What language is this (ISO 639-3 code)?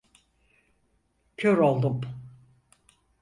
tur